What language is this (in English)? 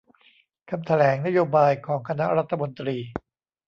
Thai